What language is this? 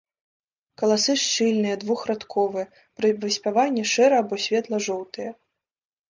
Belarusian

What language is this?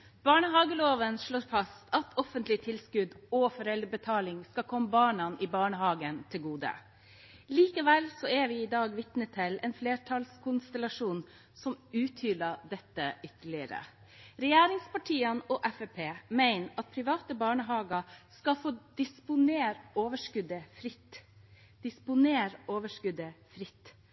Norwegian Bokmål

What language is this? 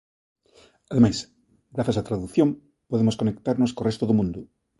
Galician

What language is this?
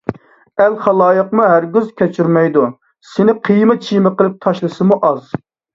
Uyghur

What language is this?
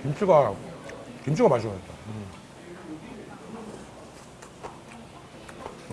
Korean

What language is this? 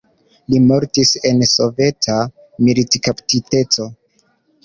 Esperanto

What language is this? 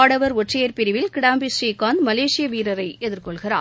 Tamil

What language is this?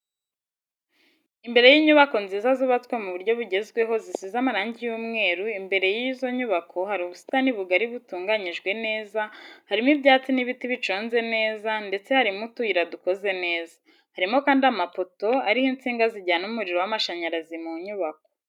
Kinyarwanda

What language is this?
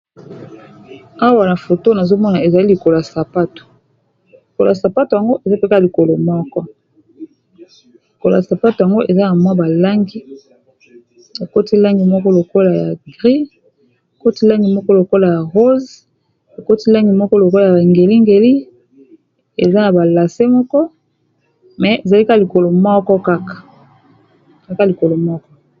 Lingala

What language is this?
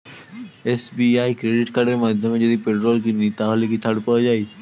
Bangla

